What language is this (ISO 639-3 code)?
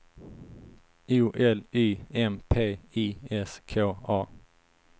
swe